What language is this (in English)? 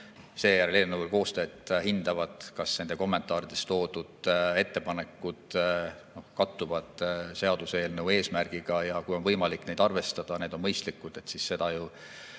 Estonian